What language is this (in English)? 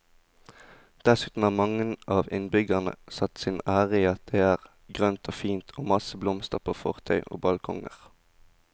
Norwegian